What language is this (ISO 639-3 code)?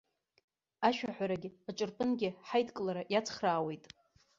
abk